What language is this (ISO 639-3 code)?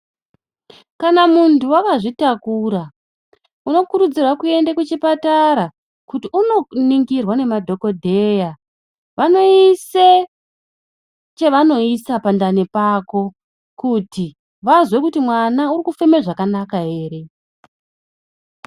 ndc